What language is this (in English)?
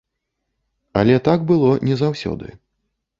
Belarusian